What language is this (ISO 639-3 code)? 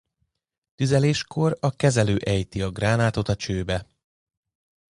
hun